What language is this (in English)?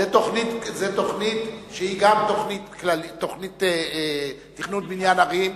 Hebrew